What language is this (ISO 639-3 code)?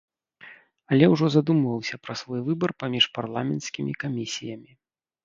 bel